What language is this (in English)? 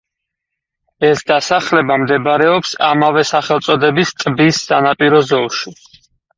Georgian